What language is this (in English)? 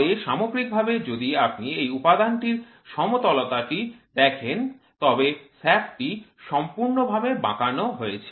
Bangla